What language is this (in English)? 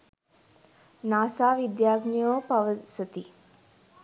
Sinhala